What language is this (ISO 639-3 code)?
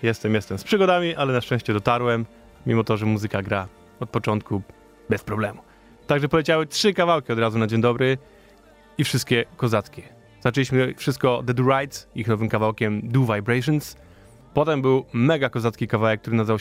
pol